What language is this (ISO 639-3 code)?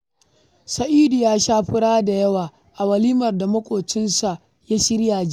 hau